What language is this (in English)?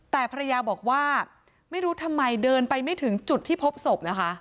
Thai